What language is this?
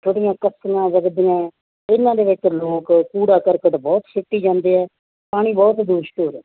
Punjabi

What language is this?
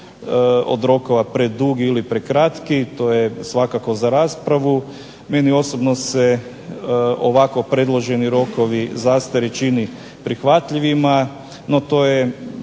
Croatian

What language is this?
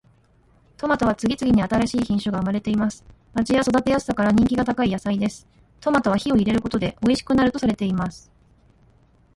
Japanese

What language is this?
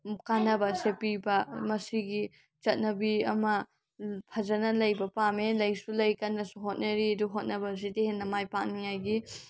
Manipuri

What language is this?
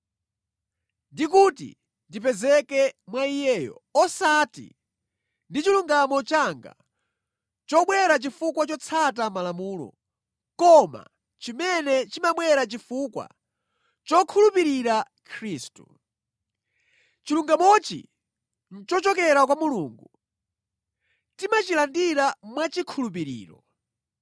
Nyanja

